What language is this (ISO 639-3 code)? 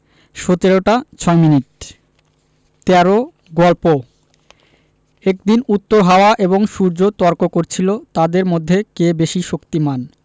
ben